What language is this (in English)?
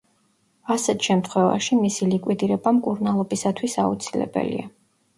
Georgian